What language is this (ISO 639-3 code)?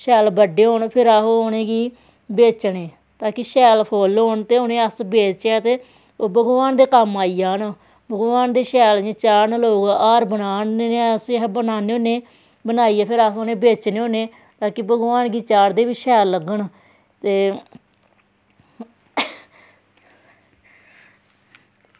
doi